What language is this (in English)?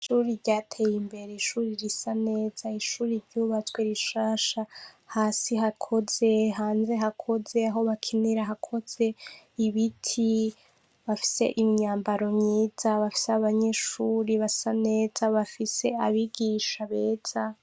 Rundi